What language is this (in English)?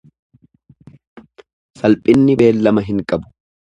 Oromo